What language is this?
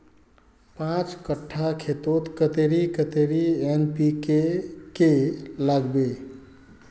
Magahi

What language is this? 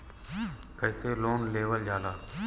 Bhojpuri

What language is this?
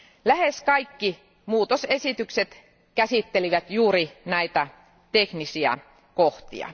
Finnish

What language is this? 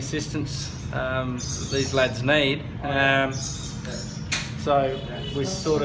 Indonesian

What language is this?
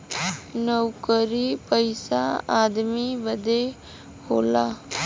Bhojpuri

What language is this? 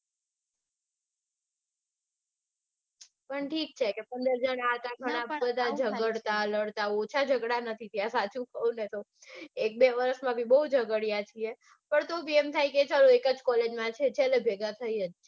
Gujarati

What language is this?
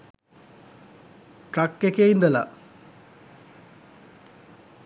Sinhala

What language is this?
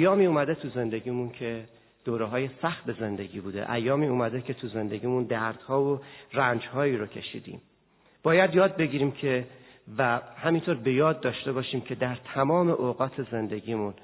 Persian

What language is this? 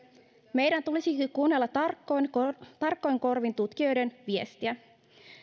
Finnish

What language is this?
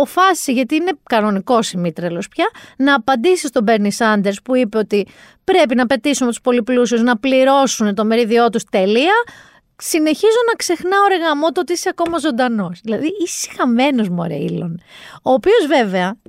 Greek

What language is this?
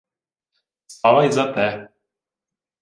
Ukrainian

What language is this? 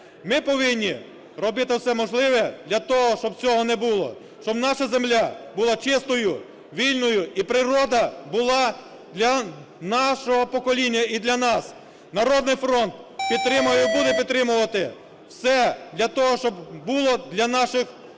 Ukrainian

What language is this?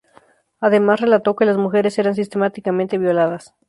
Spanish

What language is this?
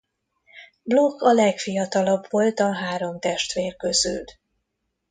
Hungarian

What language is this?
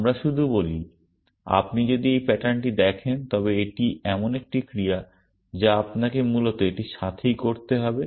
Bangla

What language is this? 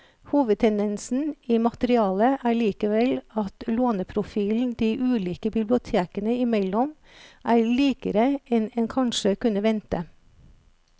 Norwegian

